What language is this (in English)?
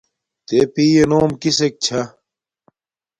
Domaaki